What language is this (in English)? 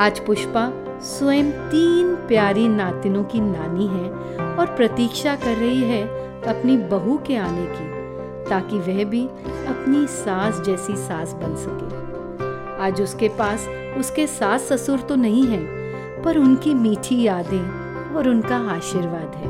Hindi